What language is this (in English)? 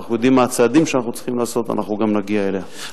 Hebrew